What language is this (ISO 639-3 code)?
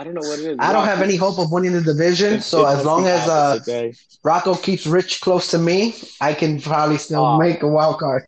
eng